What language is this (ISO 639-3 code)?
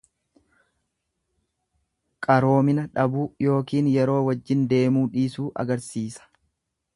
orm